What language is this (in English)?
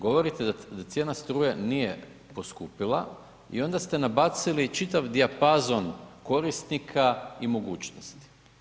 Croatian